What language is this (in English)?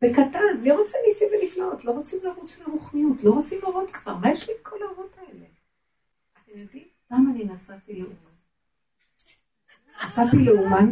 Hebrew